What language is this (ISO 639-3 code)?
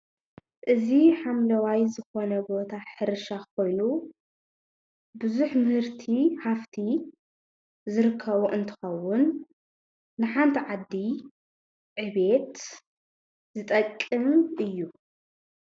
tir